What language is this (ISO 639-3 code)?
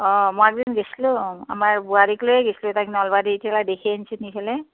asm